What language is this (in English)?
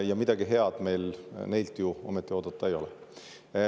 Estonian